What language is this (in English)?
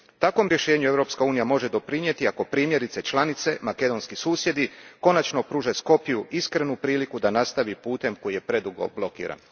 Croatian